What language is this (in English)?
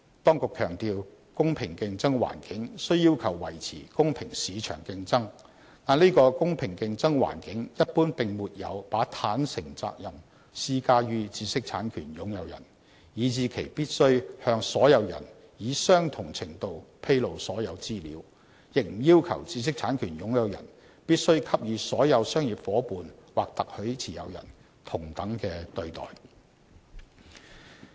Cantonese